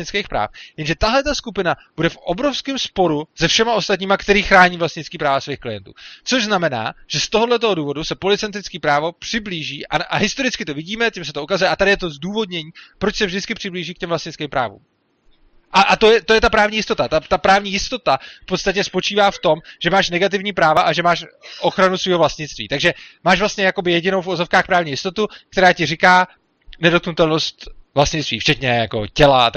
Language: Czech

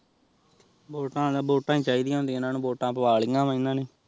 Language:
Punjabi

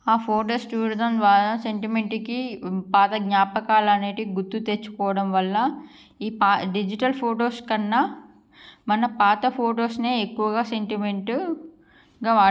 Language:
Telugu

